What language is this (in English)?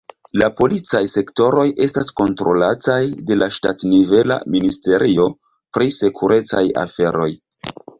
Esperanto